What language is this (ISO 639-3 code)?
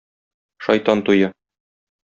tat